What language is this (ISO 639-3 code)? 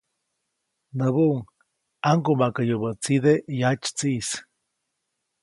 zoc